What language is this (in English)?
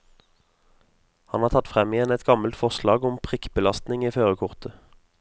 Norwegian